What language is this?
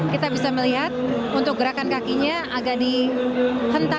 Indonesian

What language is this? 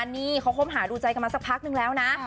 Thai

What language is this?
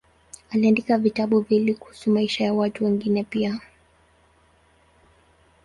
Swahili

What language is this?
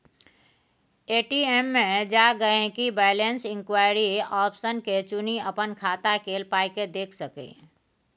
Maithili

